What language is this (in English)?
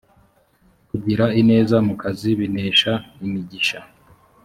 Kinyarwanda